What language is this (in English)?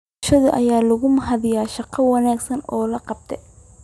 Somali